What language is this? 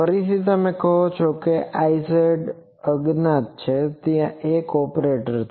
Gujarati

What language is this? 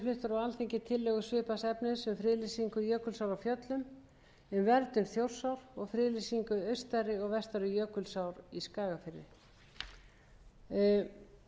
Icelandic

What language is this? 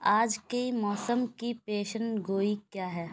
Urdu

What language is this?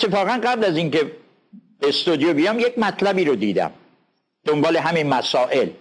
Persian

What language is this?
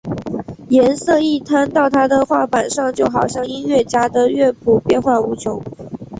Chinese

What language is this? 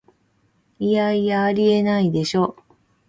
Japanese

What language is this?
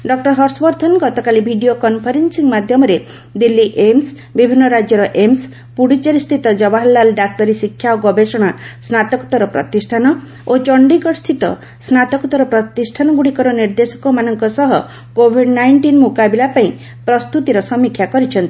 Odia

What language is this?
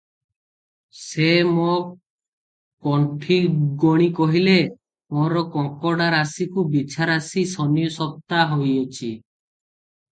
Odia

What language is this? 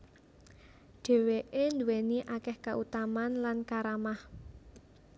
Javanese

